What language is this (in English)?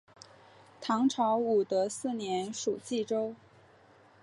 Chinese